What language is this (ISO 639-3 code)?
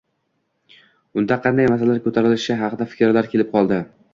uzb